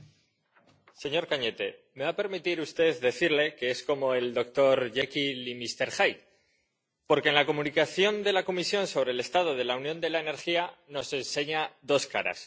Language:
Spanish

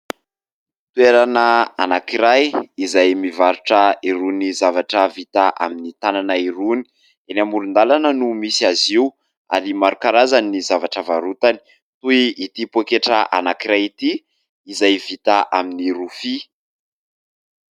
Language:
Malagasy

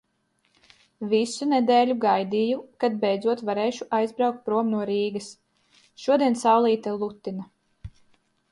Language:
Latvian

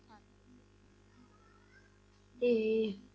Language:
Punjabi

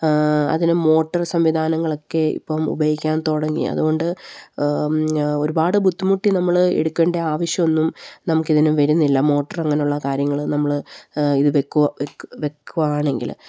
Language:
Malayalam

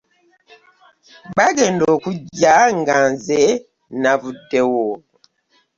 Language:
Ganda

